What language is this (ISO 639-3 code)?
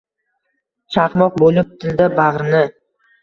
uzb